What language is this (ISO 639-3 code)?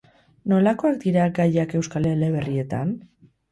eus